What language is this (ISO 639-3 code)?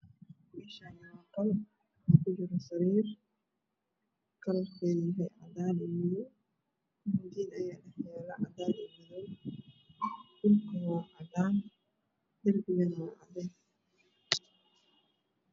som